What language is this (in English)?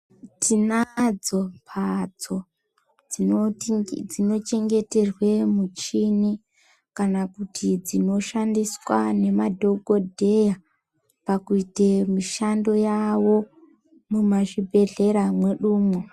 Ndau